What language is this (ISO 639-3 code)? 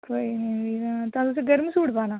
doi